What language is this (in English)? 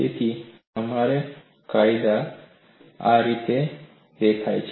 Gujarati